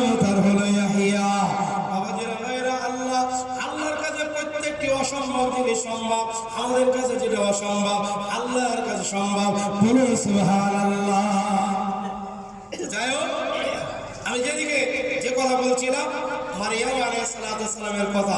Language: Bangla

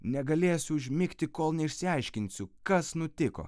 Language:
Lithuanian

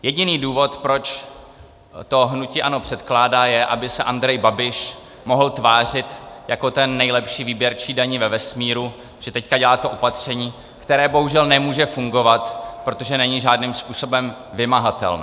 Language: Czech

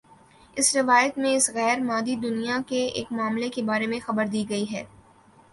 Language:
Urdu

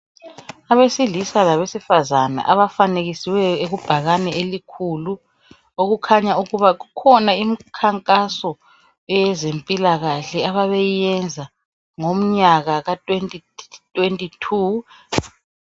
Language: North Ndebele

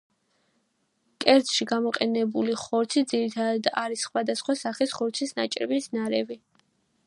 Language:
Georgian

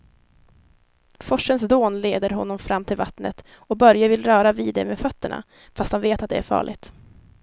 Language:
Swedish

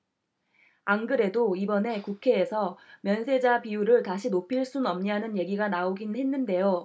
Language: Korean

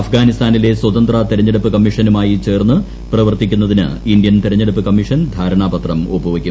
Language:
Malayalam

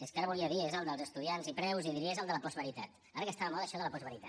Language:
Catalan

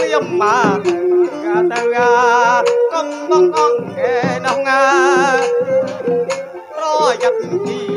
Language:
Thai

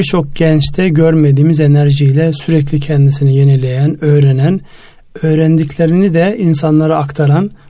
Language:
Turkish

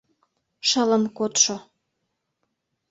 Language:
Mari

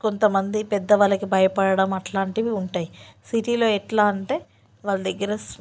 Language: Telugu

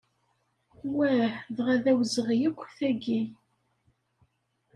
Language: Kabyle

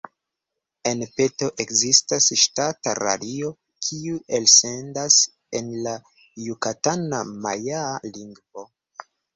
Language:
Esperanto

